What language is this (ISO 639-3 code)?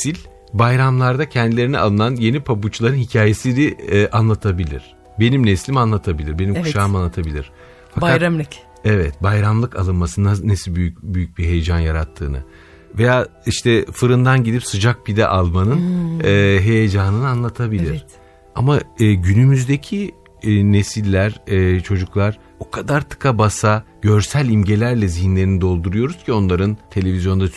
tur